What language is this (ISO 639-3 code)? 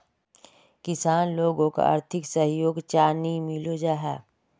mag